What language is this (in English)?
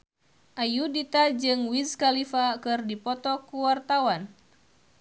Sundanese